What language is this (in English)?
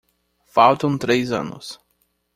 Portuguese